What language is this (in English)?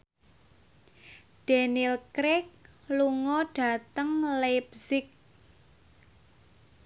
Javanese